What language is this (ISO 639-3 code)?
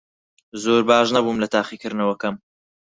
ckb